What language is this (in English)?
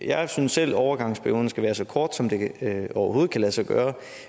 Danish